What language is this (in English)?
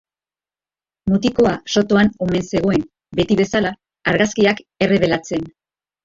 Basque